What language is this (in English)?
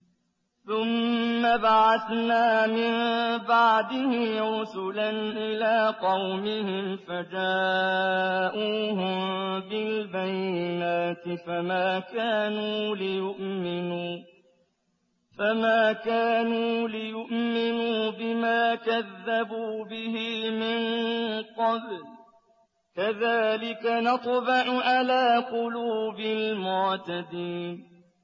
Arabic